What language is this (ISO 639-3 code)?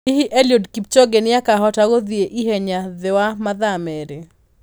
kik